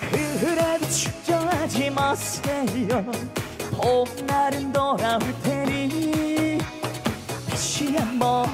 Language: Korean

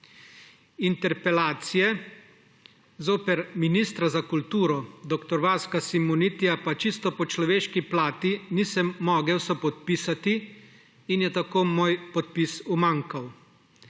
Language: Slovenian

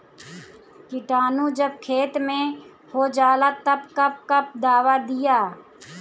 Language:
Bhojpuri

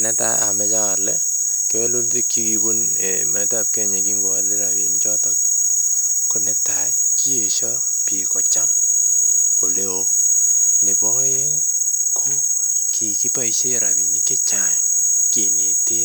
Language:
Kalenjin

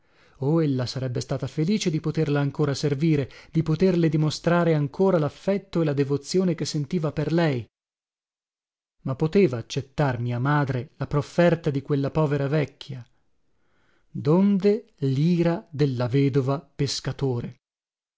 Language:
Italian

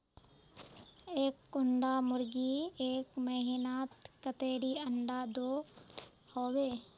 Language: Magahi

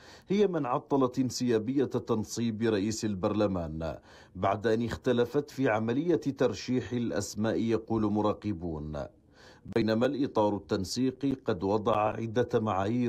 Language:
Arabic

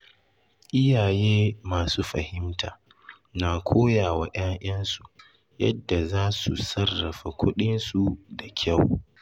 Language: Hausa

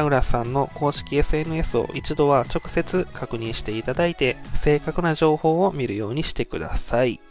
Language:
Japanese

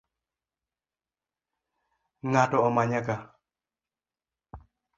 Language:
Luo (Kenya and Tanzania)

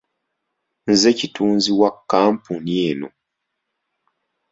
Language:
Ganda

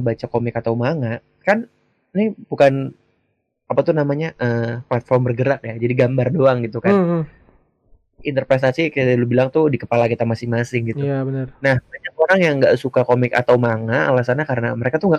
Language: Indonesian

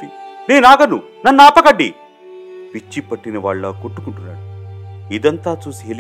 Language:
Telugu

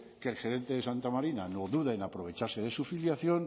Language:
Spanish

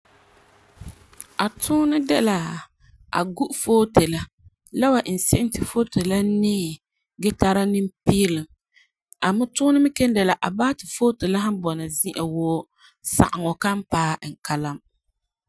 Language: Frafra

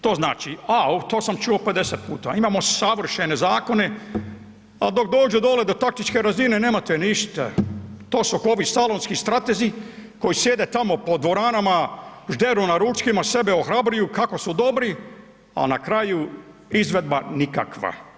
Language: Croatian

